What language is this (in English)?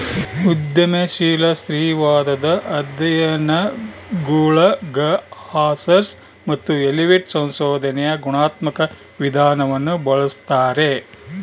Kannada